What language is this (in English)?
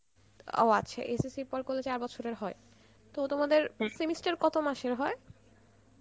Bangla